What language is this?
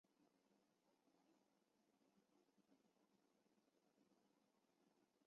Chinese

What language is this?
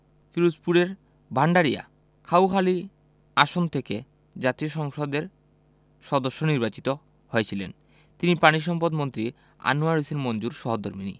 Bangla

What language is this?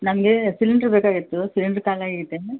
Kannada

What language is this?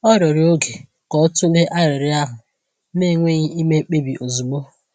Igbo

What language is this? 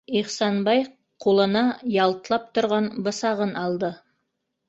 Bashkir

